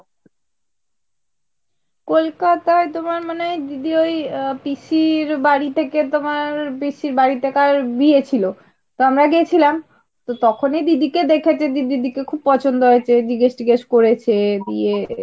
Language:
Bangla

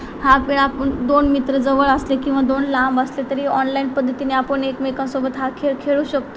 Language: Marathi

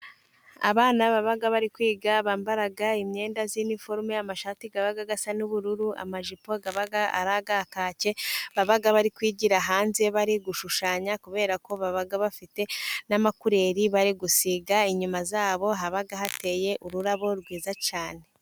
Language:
Kinyarwanda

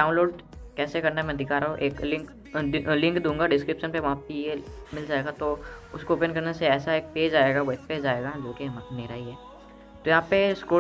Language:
Hindi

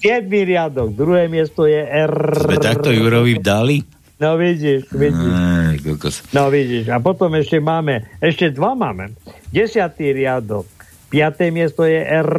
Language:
Slovak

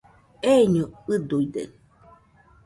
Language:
Nüpode Huitoto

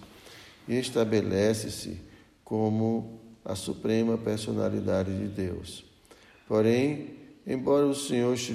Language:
Portuguese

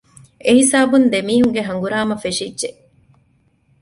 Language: Divehi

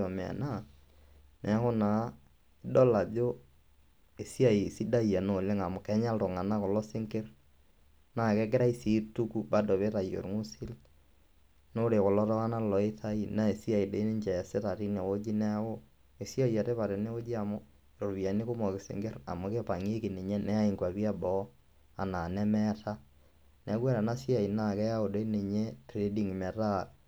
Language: Masai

